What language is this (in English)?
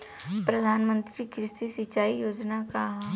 Bhojpuri